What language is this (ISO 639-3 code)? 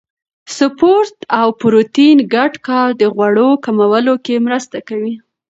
pus